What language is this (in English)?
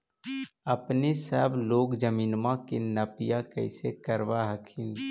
Magahi